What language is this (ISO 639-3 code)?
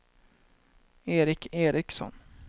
swe